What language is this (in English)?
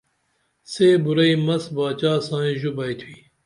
Dameli